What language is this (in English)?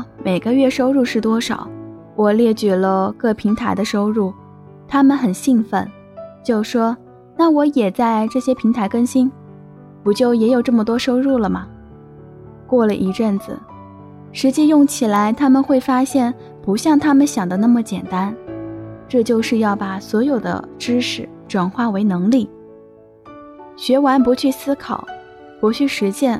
Chinese